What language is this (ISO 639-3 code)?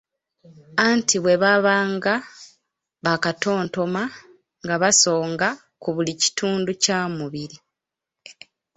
lug